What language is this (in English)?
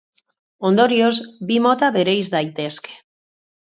Basque